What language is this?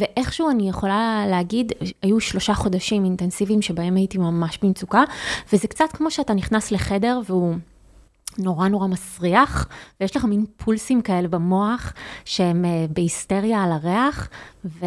Hebrew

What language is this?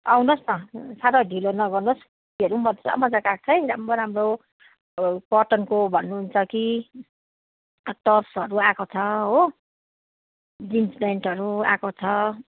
Nepali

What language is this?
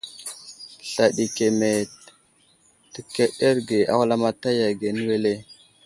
Wuzlam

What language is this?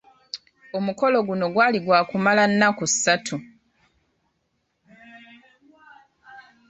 Ganda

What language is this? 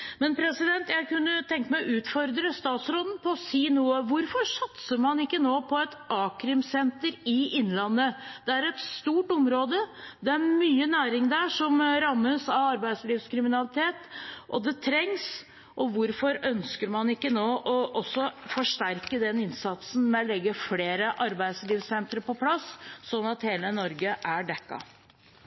Norwegian Bokmål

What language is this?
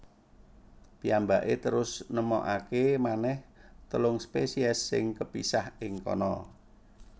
Javanese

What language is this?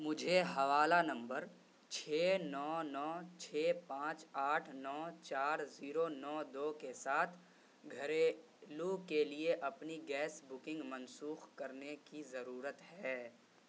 Urdu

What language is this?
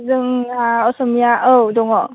Bodo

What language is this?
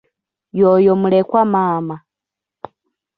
Ganda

